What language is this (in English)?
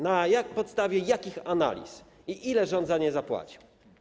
Polish